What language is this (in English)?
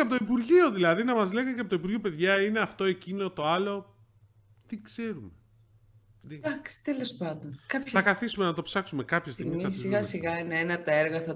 Greek